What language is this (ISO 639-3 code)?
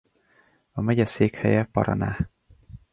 hun